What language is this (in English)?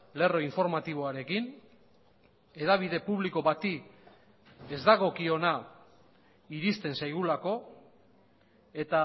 Basque